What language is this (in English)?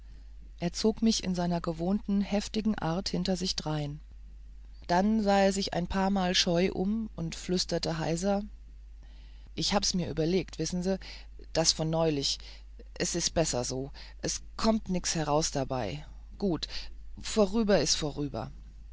German